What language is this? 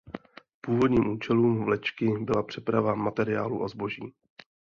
Czech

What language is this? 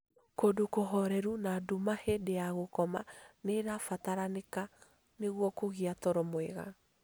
Kikuyu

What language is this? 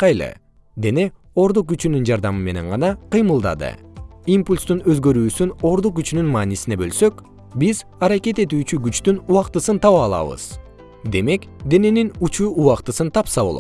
Kyrgyz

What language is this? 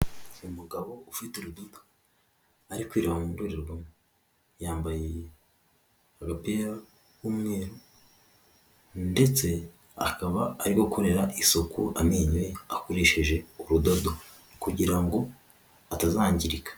Kinyarwanda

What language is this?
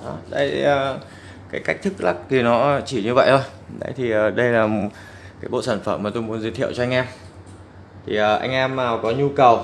Vietnamese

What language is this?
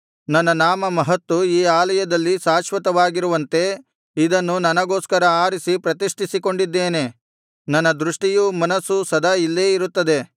Kannada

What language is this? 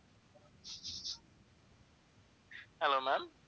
Tamil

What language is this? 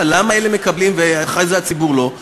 Hebrew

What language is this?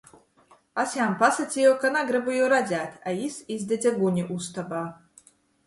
Latgalian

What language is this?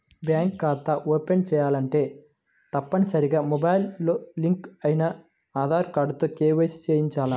Telugu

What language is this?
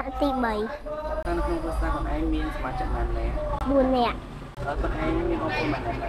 Thai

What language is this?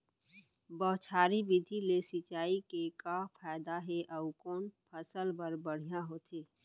Chhattisgarhi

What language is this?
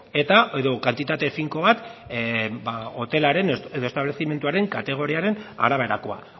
Basque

